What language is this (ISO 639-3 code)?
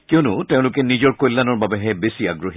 asm